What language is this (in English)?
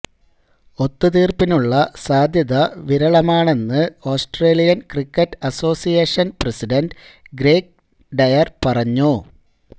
Malayalam